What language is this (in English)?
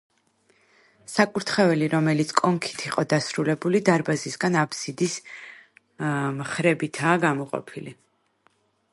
Georgian